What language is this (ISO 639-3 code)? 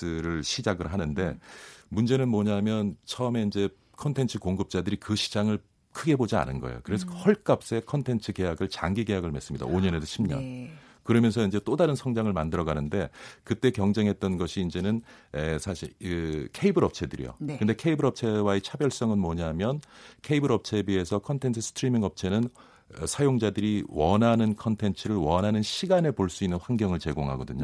kor